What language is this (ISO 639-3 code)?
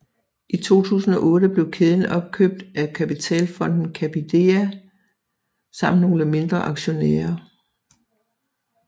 dan